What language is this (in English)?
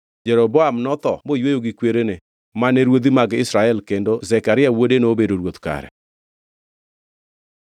Luo (Kenya and Tanzania)